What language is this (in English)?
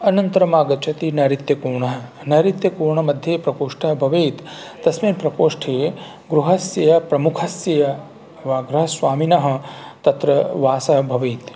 Sanskrit